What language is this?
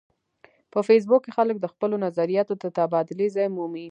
Pashto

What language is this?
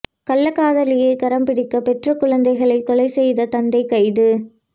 Tamil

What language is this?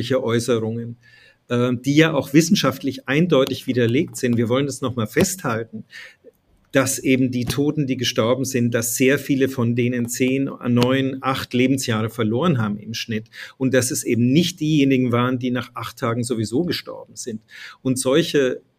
German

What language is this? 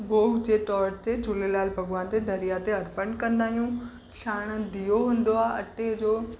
Sindhi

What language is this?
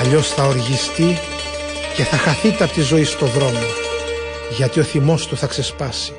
Greek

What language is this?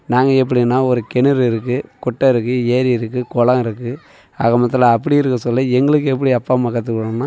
Tamil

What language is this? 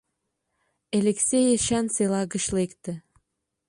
Mari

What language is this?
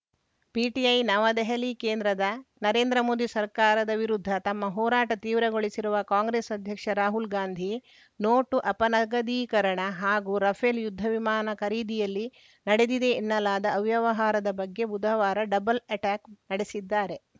Kannada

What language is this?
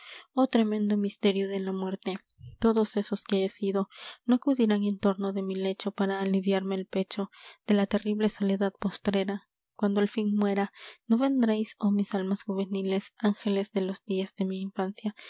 Spanish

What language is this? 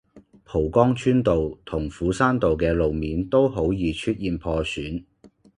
Cantonese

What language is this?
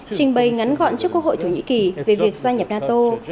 Vietnamese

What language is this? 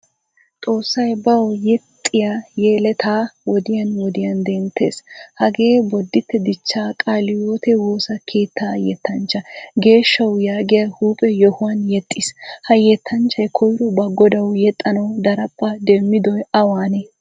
Wolaytta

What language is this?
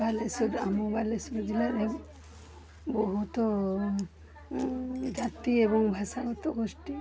Odia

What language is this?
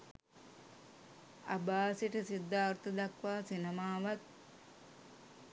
Sinhala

